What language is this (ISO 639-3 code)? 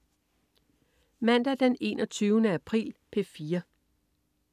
dan